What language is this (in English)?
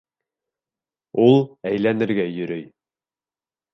Bashkir